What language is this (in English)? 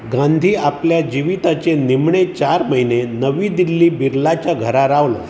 Konkani